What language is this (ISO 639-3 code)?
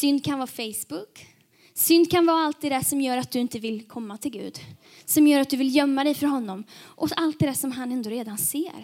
swe